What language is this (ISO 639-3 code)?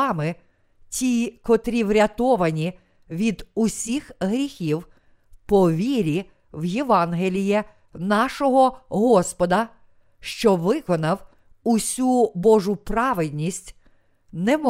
ukr